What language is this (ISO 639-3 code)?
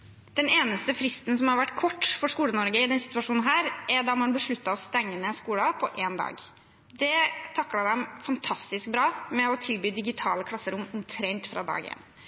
nob